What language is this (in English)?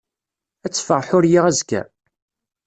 Kabyle